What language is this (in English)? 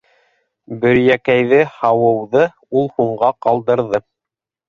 Bashkir